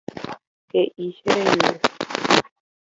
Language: Guarani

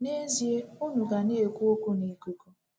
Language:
Igbo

